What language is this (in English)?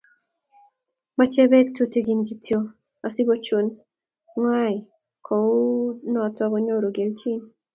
Kalenjin